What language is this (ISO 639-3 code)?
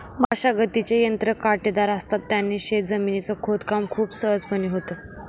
mar